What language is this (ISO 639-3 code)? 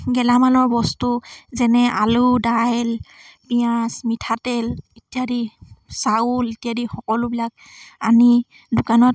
asm